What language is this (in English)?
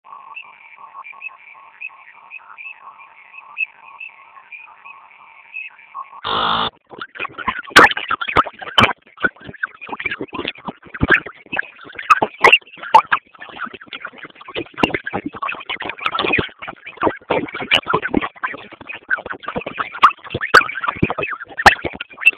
Swahili